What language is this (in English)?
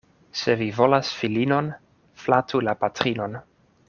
Esperanto